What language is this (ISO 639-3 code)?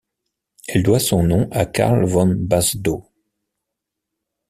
fra